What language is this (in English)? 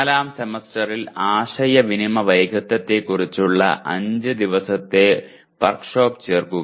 Malayalam